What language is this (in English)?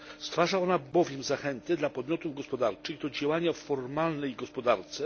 Polish